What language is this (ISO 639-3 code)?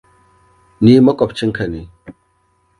hau